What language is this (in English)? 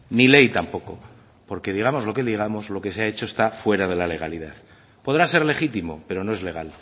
Spanish